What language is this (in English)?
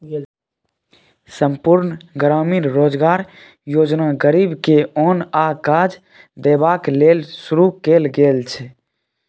Maithili